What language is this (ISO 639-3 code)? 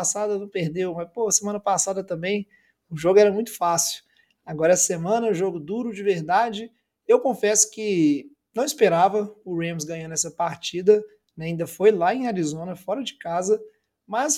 por